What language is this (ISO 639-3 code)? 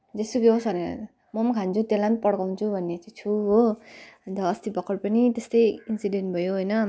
nep